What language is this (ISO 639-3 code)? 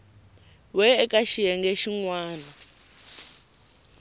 tso